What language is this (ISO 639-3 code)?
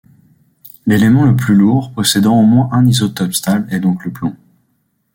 fra